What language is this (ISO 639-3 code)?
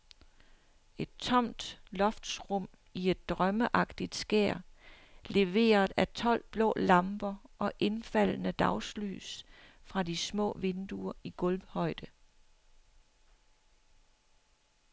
dan